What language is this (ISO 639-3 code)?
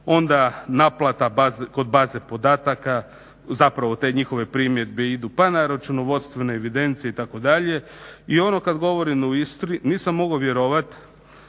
hrv